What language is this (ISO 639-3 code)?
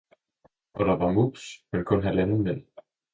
dan